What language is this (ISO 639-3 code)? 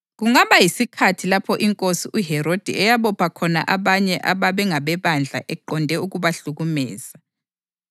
nde